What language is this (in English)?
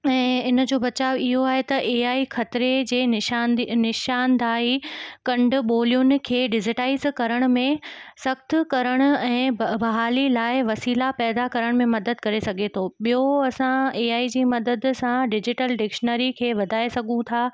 Sindhi